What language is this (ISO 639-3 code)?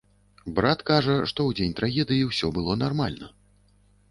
bel